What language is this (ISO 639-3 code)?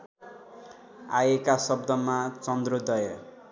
nep